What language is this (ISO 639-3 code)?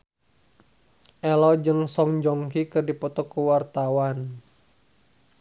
sun